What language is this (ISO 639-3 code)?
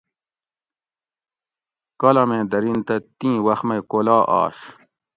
gwc